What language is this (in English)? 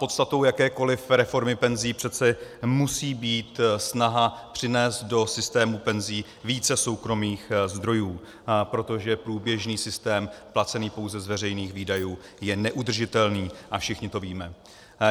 Czech